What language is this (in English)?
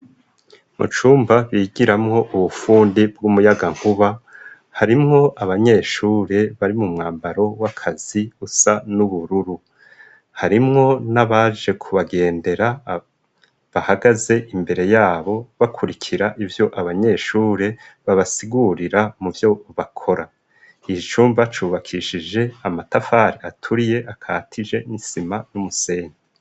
Rundi